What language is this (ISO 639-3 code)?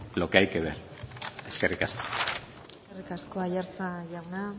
eus